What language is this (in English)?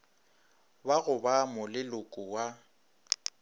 Northern Sotho